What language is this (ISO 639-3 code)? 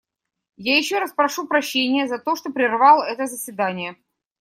rus